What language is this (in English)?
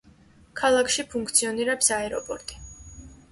Georgian